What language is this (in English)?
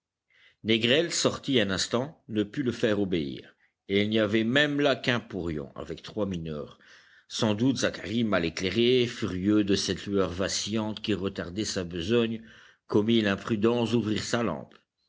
French